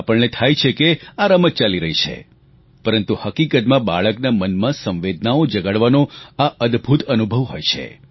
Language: Gujarati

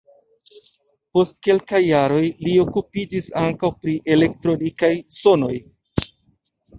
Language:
Esperanto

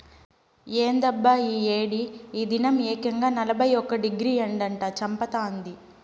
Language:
Telugu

